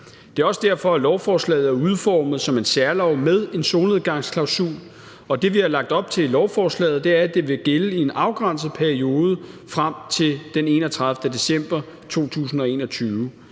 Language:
Danish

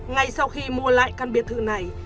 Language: Vietnamese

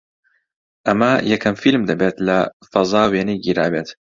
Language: Central Kurdish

